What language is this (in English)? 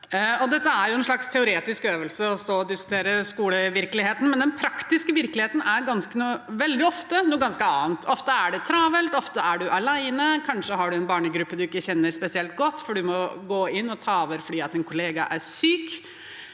Norwegian